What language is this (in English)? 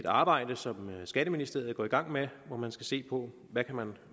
Danish